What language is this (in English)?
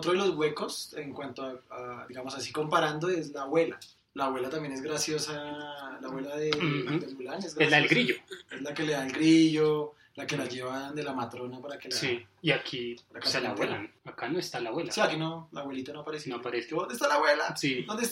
Spanish